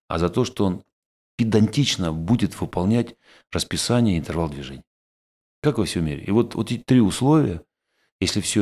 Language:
Russian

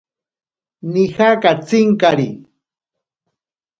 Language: Ashéninka Perené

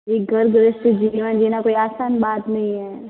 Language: Hindi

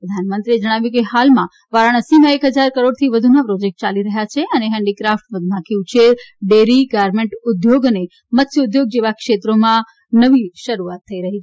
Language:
Gujarati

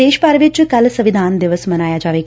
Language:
Punjabi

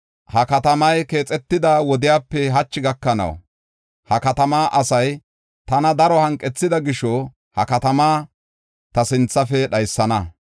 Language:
Gofa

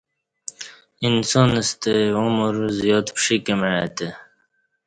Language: Kati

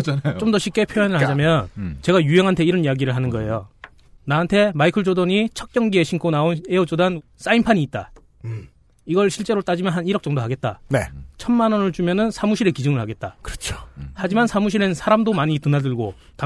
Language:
Korean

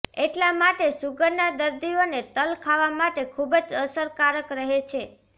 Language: Gujarati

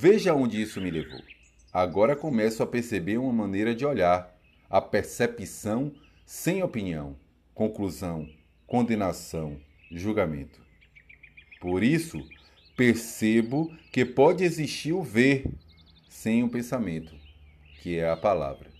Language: Portuguese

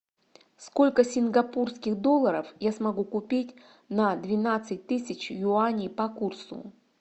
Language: Russian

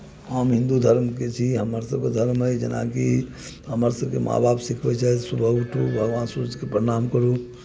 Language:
Maithili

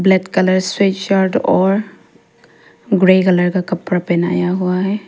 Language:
Hindi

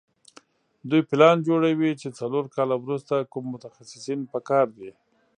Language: Pashto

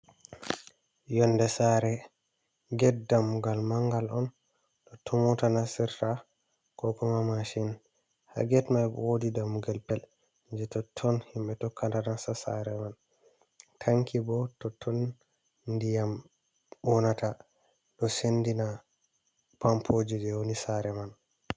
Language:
Fula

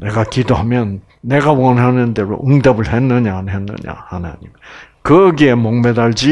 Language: Korean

